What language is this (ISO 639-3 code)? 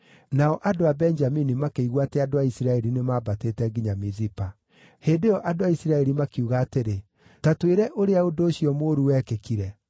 kik